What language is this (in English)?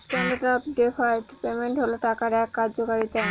Bangla